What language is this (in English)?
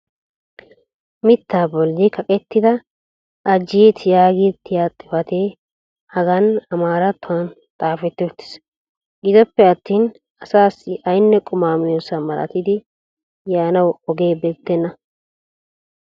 Wolaytta